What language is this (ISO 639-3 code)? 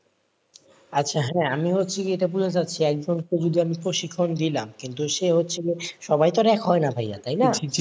ben